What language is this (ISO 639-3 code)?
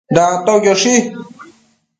mcf